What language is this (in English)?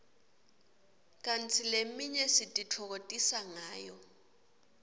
Swati